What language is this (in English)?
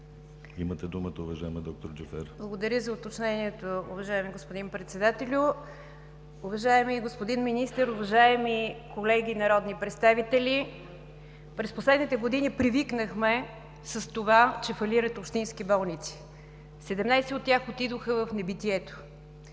Bulgarian